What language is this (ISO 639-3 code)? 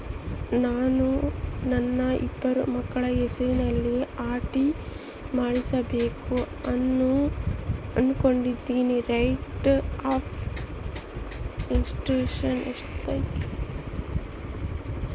kan